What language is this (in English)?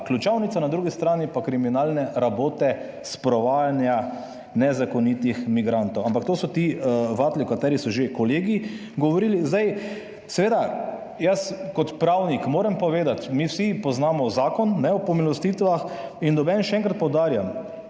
Slovenian